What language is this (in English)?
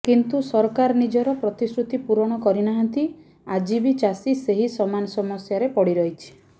Odia